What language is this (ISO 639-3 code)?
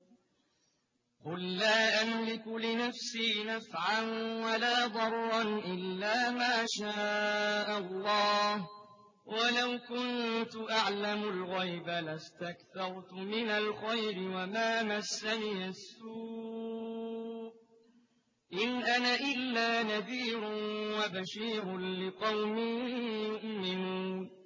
ara